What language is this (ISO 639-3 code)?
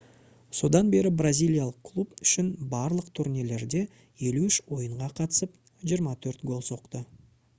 kaz